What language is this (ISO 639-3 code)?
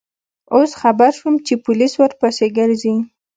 pus